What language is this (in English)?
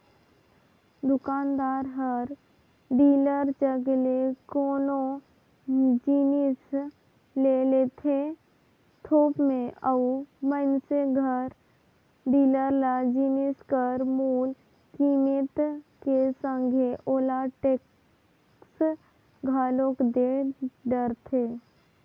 Chhattisgarhi